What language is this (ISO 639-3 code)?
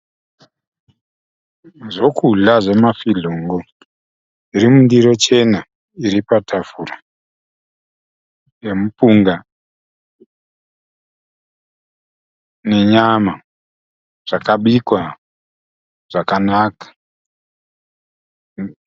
sna